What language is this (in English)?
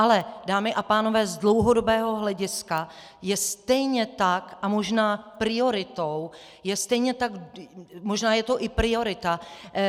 Czech